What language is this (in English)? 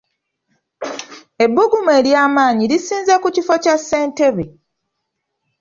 Ganda